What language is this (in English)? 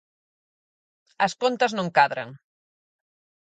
Galician